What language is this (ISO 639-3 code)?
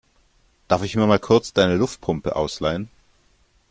deu